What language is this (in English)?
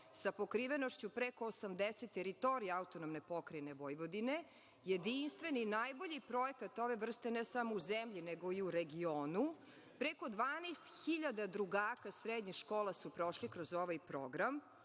Serbian